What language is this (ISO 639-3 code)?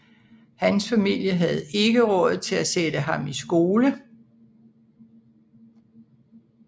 dan